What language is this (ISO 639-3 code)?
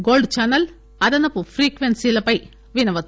tel